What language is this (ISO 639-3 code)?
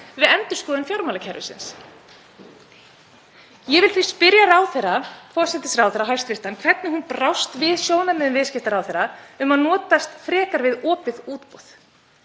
isl